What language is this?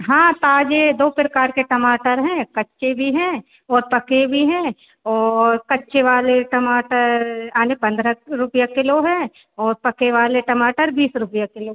Hindi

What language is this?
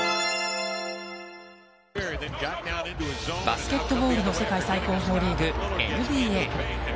Japanese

